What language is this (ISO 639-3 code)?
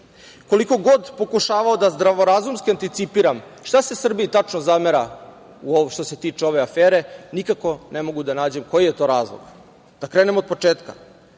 srp